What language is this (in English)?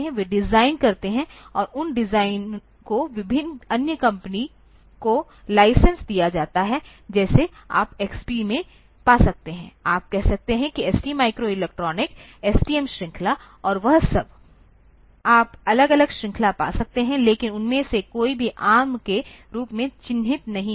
Hindi